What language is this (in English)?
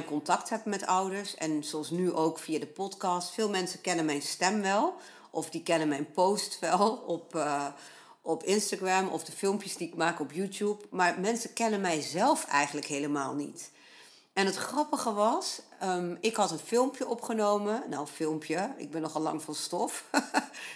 Dutch